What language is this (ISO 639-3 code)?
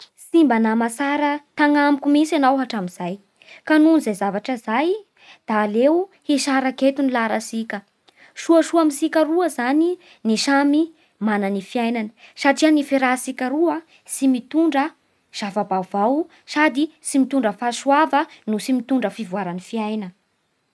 bhr